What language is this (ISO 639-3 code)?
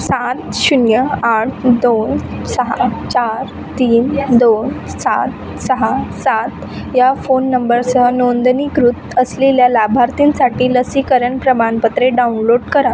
mar